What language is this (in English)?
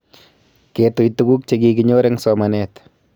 Kalenjin